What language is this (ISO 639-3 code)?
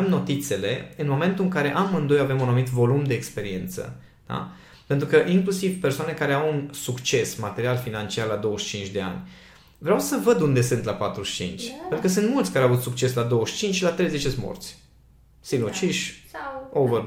ron